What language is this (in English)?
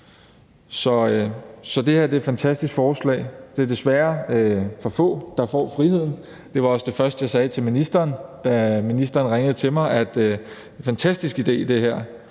Danish